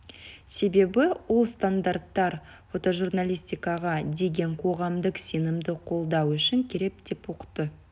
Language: Kazakh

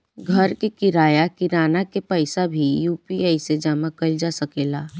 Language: Bhojpuri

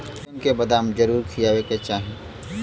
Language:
Bhojpuri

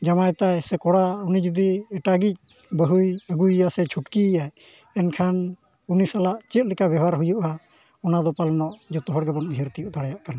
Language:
Santali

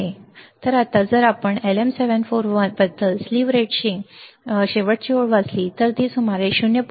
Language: Marathi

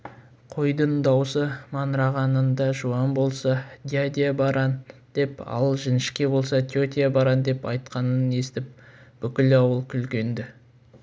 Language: Kazakh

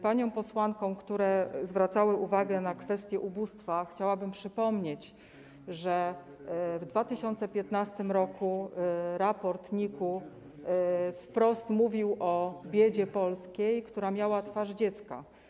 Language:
Polish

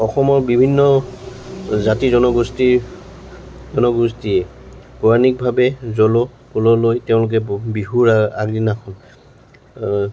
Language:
Assamese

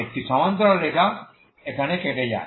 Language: Bangla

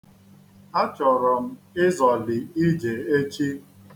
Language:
Igbo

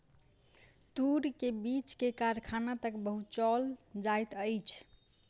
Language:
Maithili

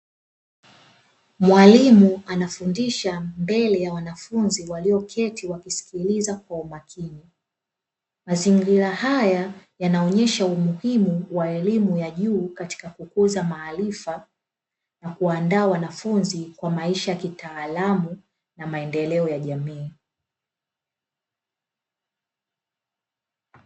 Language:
Swahili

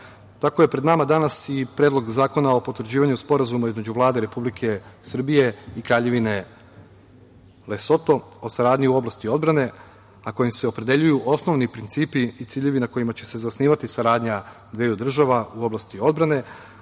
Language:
Serbian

